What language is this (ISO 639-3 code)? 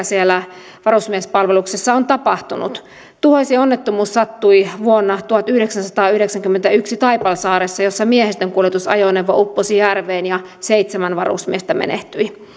fin